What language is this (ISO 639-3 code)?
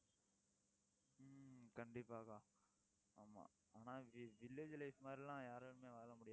tam